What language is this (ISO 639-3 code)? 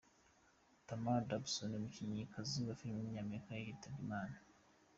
kin